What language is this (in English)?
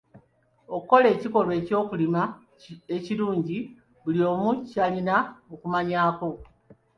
Ganda